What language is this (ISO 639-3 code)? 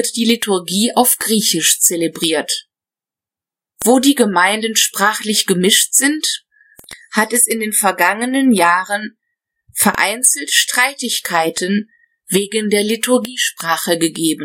deu